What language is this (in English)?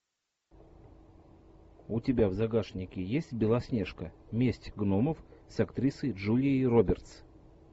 Russian